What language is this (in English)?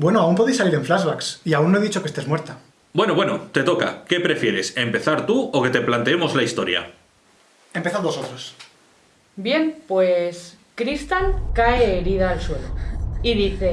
Spanish